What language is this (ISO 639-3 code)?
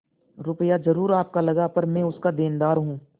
hin